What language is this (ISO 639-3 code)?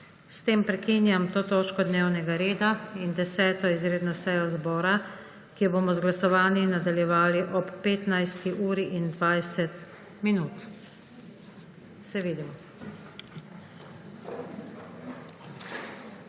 slv